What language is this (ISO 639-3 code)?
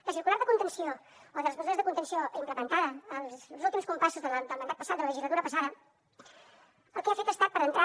cat